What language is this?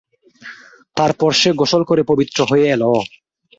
Bangla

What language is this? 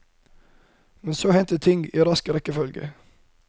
Norwegian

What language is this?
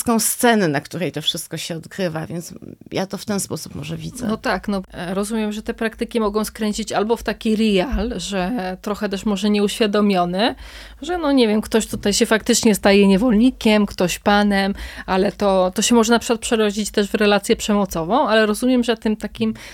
Polish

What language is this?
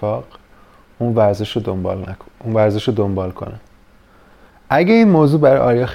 Persian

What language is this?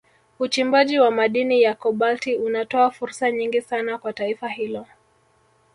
Swahili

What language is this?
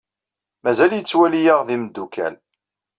Kabyle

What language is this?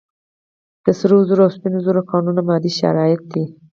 Pashto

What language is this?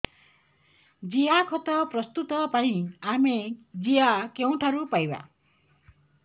Odia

